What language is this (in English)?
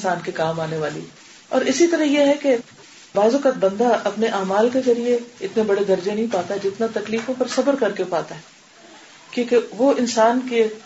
Urdu